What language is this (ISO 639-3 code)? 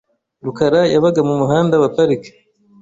kin